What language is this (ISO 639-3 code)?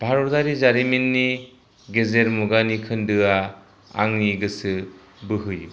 brx